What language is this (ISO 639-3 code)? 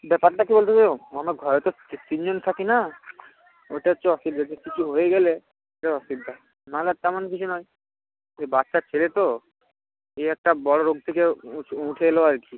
ben